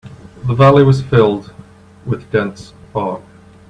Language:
English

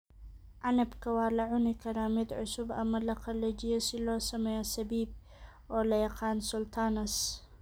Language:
Somali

